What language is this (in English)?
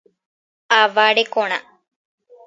Guarani